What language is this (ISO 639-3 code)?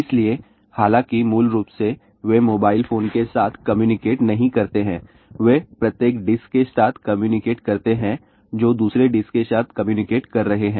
hin